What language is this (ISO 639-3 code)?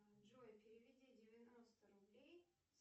rus